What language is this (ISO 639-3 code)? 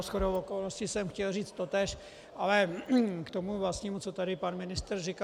ces